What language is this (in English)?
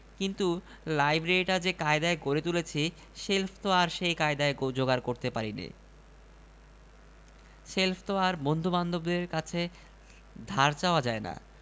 Bangla